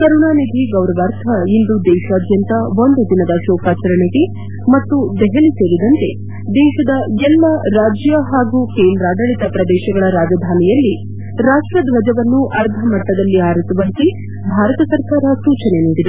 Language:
Kannada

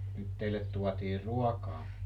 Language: Finnish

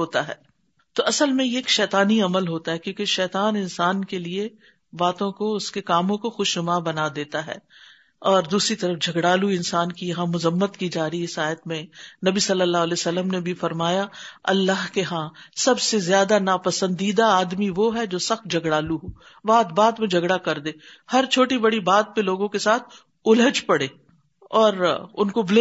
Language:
Urdu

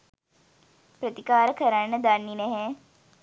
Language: Sinhala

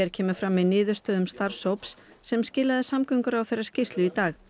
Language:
Icelandic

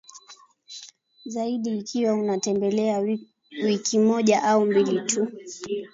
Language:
Swahili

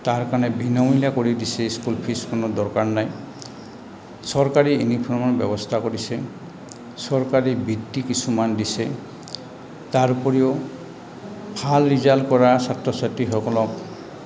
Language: Assamese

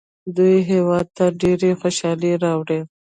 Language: Pashto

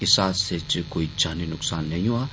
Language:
Dogri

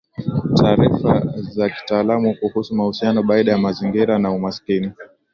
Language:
Swahili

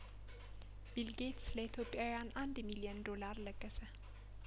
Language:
Amharic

